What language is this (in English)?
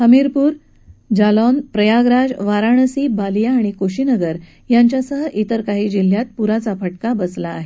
Marathi